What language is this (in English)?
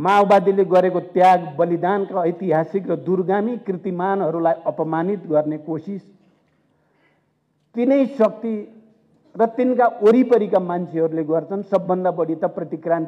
Indonesian